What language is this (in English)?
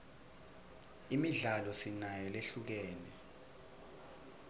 Swati